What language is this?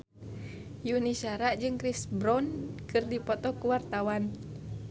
Sundanese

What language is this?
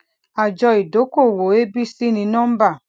Yoruba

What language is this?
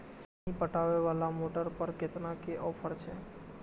Maithili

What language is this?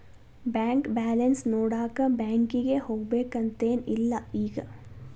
Kannada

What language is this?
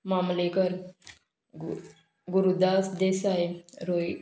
Konkani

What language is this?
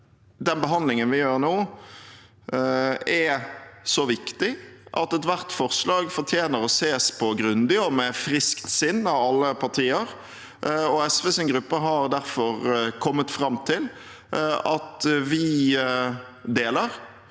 Norwegian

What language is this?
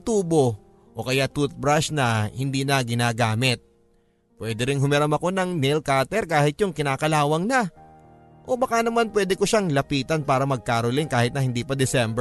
Filipino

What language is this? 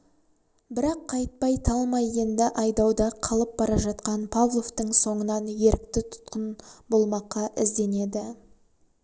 Kazakh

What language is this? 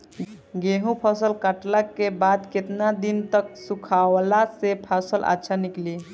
Bhojpuri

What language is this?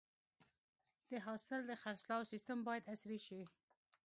Pashto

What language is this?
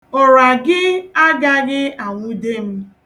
Igbo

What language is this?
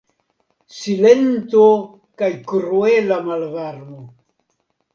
Esperanto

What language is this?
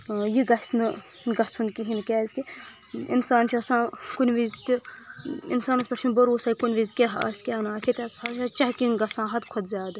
Kashmiri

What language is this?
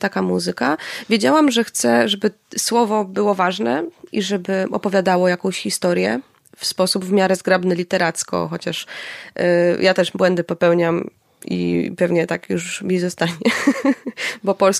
Polish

